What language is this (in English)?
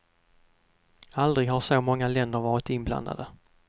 Swedish